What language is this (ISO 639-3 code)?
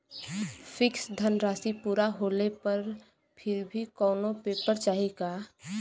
bho